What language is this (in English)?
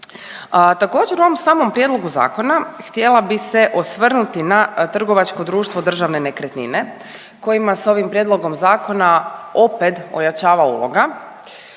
Croatian